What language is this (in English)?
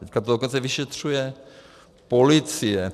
Czech